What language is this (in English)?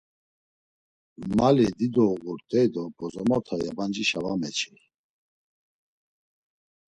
Laz